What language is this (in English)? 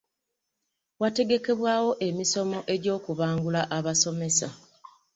Ganda